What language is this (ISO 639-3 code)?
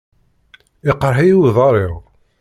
kab